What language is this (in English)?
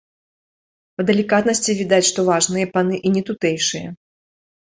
Belarusian